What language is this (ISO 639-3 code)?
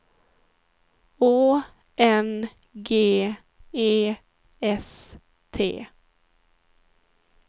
swe